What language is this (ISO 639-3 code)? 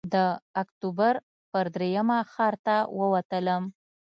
pus